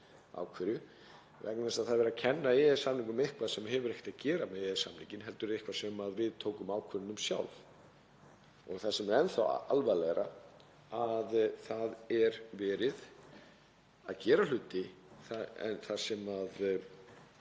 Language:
Icelandic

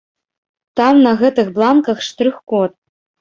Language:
Belarusian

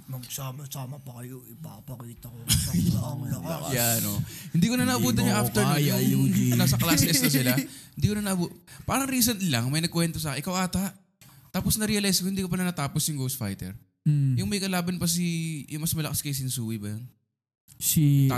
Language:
Filipino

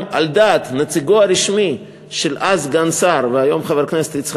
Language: Hebrew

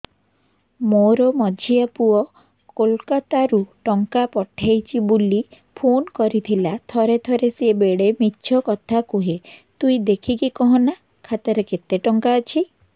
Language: Odia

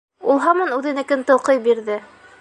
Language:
Bashkir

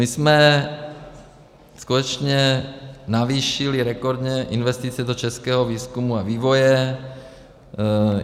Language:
Czech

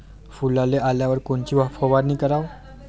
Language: Marathi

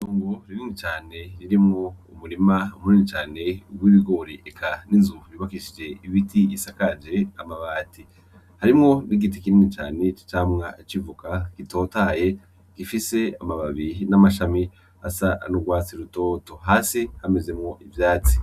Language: Rundi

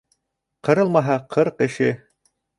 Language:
Bashkir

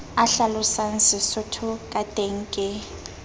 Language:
Southern Sotho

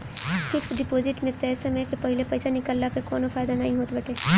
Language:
Bhojpuri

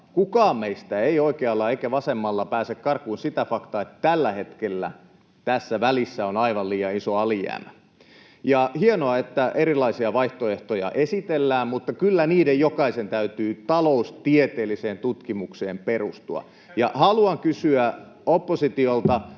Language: Finnish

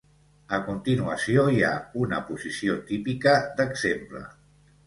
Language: Catalan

